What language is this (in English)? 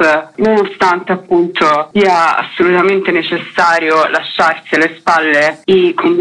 Italian